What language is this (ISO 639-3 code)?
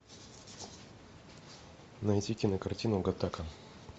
rus